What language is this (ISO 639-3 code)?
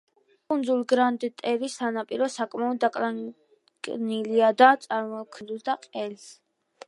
kat